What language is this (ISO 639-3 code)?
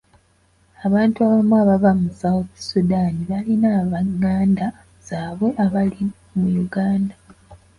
lug